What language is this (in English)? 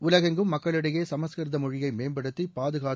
Tamil